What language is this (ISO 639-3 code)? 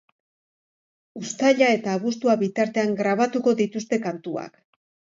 eus